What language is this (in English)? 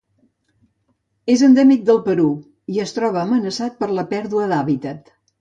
Catalan